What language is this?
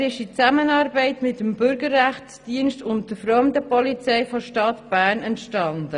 Swiss German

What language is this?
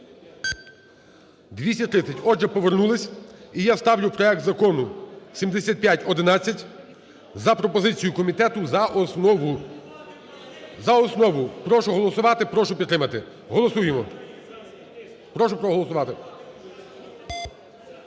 Ukrainian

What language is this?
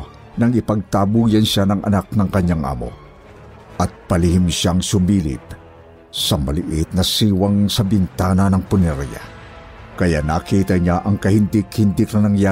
Filipino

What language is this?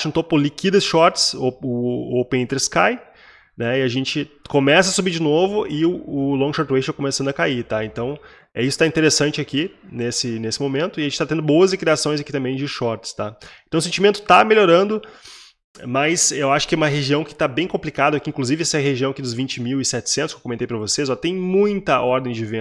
Portuguese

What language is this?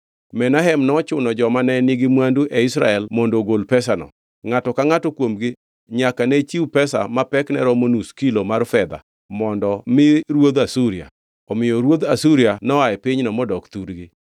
Luo (Kenya and Tanzania)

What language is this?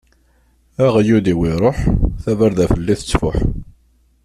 Kabyle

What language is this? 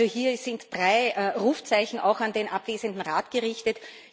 German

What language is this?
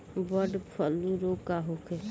Bhojpuri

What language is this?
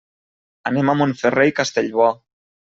Catalan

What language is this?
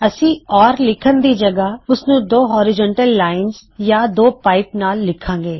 Punjabi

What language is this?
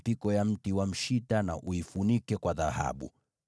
Swahili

